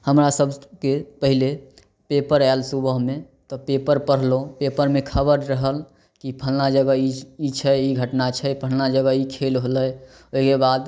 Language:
Maithili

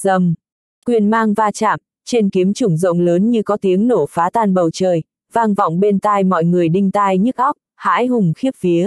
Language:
Vietnamese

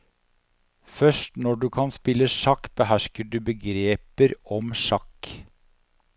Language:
Norwegian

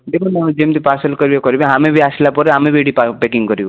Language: Odia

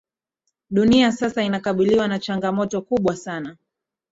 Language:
Swahili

